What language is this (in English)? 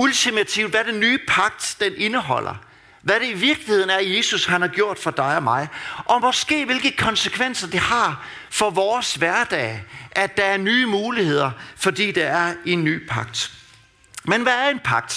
Danish